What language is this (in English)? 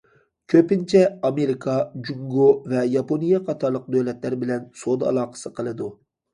Uyghur